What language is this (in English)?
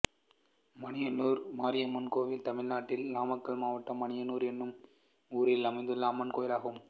Tamil